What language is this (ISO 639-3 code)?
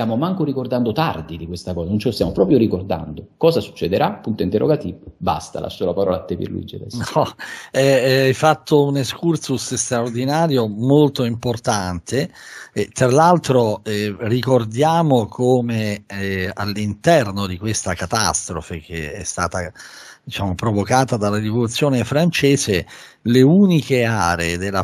ita